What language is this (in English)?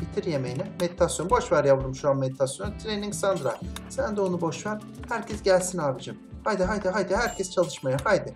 Turkish